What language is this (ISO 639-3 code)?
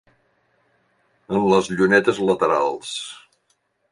cat